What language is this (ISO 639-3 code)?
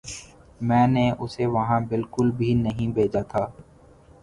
urd